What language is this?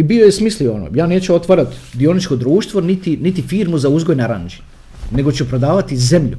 Croatian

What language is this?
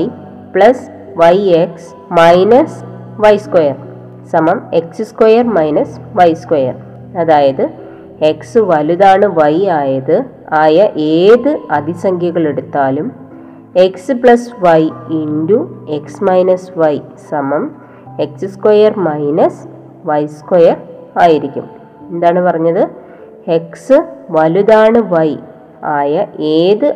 Malayalam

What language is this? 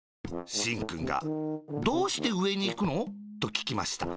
Japanese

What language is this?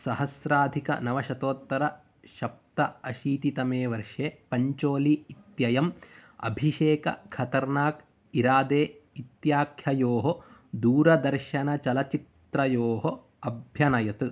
Sanskrit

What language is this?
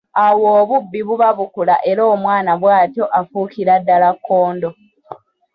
Ganda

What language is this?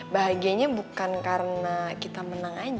Indonesian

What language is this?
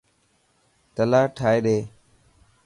Dhatki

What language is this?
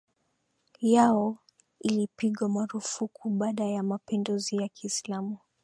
Swahili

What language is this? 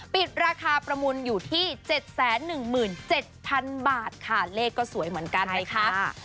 Thai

